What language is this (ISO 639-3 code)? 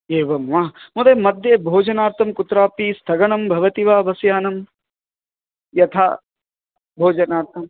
san